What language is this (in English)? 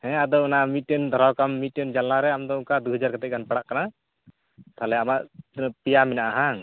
Santali